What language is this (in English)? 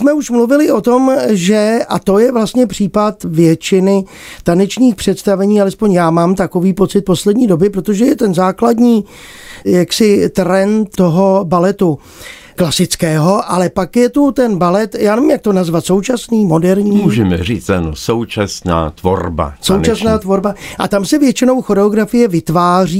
Czech